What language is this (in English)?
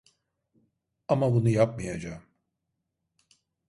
Turkish